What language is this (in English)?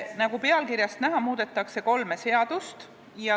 Estonian